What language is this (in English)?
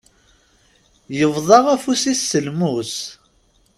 Kabyle